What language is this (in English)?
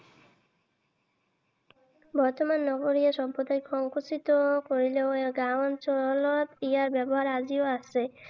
Assamese